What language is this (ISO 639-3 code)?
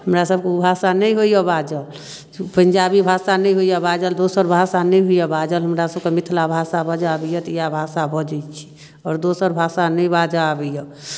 mai